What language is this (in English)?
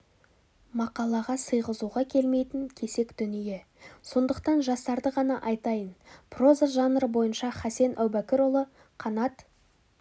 Kazakh